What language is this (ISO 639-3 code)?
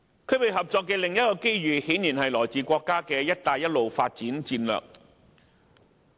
yue